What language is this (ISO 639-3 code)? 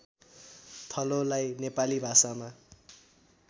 nep